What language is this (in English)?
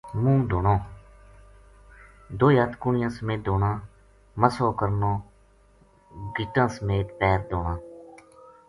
Gujari